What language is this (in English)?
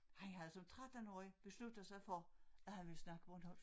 Danish